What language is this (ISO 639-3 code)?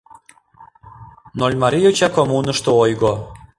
chm